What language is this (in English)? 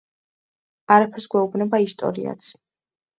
Georgian